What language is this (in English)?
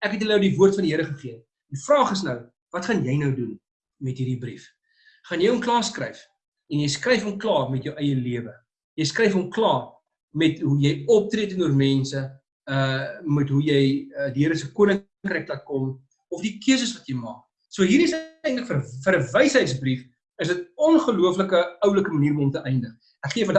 Dutch